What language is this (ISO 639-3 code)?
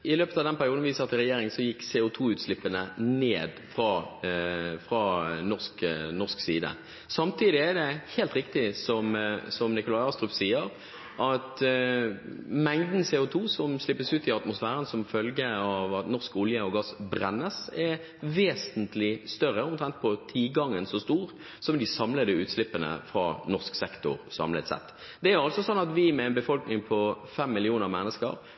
nob